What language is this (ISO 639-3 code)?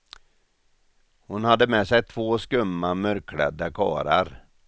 swe